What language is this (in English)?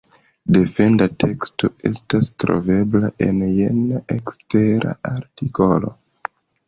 Esperanto